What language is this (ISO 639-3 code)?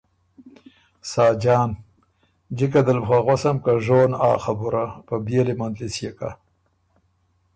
oru